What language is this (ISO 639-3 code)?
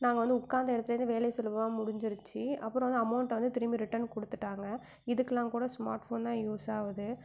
tam